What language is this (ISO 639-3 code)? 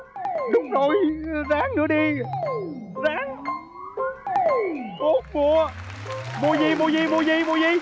vie